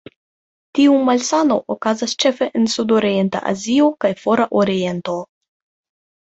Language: Esperanto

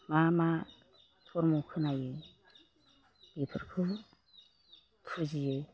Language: Bodo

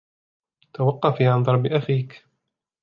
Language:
Arabic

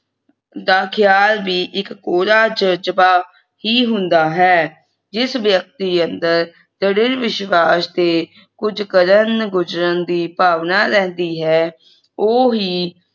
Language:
Punjabi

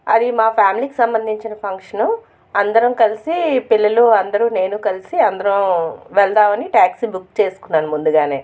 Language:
Telugu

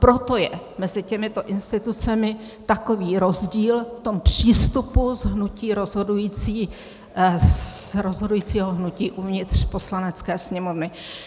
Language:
Czech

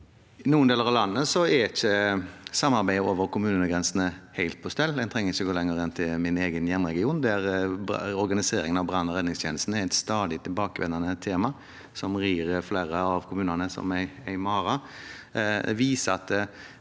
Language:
Norwegian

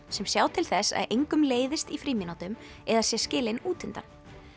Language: Icelandic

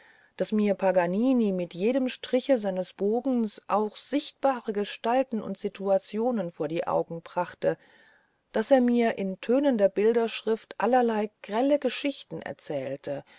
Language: German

